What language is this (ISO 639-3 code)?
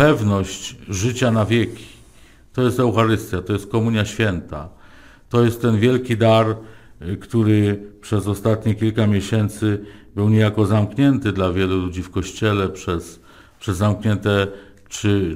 pol